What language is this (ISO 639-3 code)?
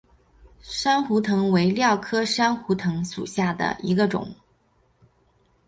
zho